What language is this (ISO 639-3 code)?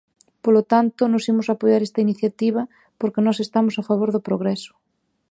glg